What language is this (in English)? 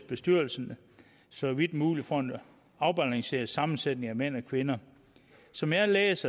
Danish